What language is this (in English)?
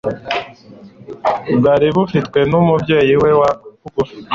Kinyarwanda